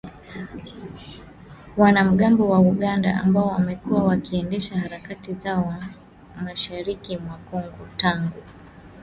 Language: Swahili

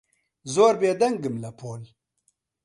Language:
Central Kurdish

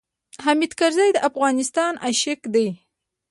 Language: Pashto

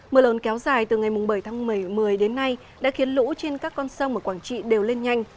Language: Vietnamese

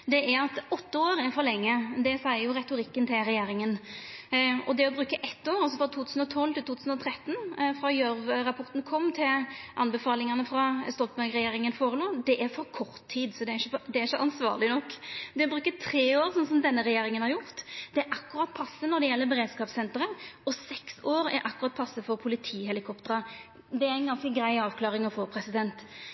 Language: Norwegian Nynorsk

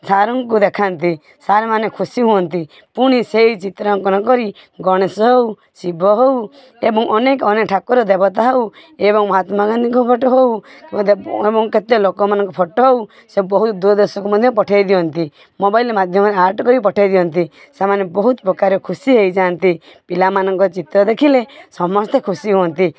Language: Odia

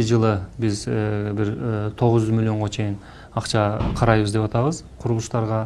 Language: Turkish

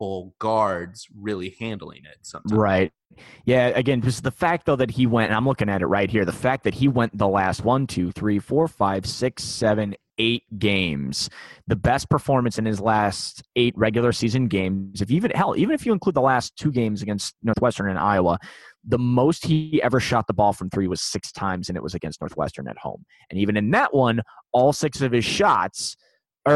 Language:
English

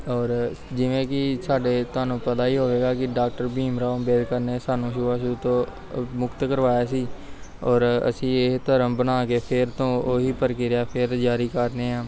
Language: Punjabi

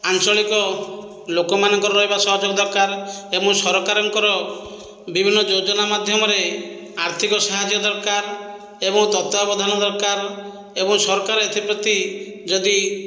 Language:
Odia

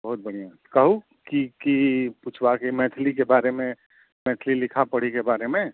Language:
Maithili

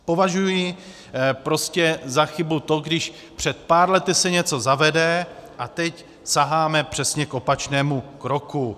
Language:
Czech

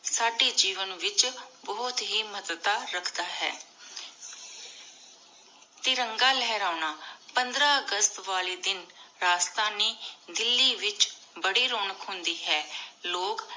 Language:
Punjabi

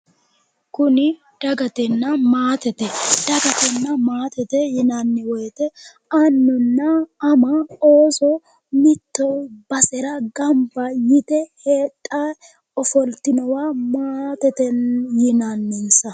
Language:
Sidamo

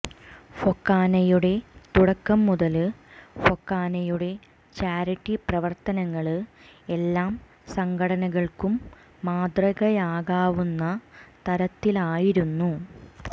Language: Malayalam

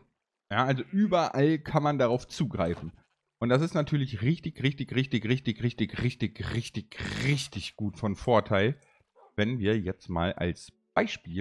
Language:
German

